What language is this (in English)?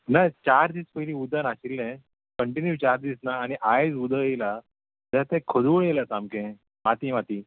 Konkani